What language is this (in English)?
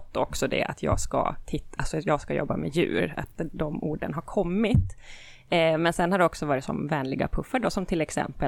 Swedish